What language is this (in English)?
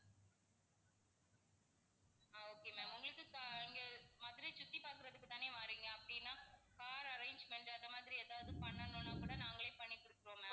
Tamil